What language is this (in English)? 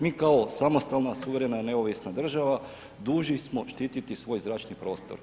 Croatian